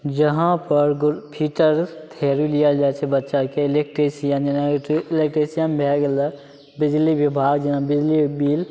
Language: Maithili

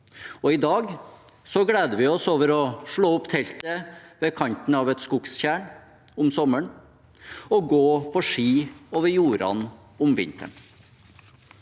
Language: Norwegian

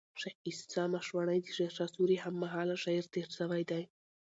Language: Pashto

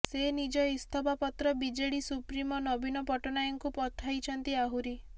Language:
Odia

